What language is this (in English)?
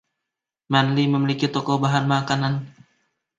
Indonesian